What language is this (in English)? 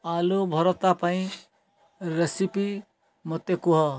Odia